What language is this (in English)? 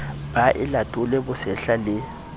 Southern Sotho